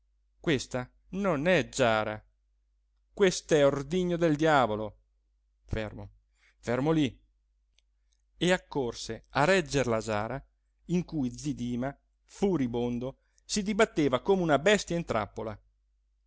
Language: Italian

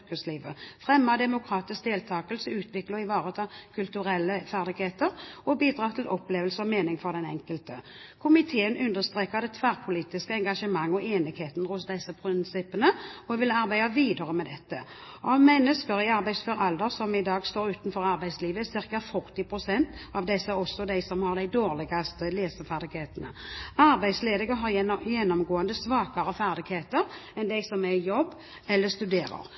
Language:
Norwegian Bokmål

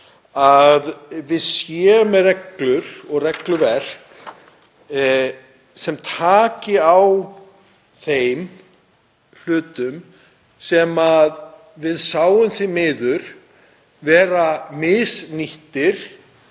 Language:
Icelandic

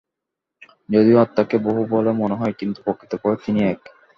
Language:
Bangla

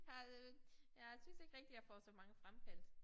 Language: Danish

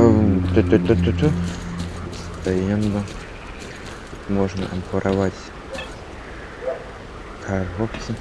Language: Russian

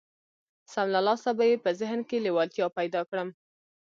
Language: Pashto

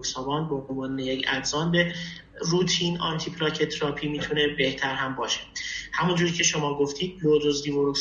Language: Persian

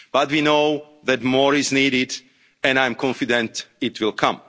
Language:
English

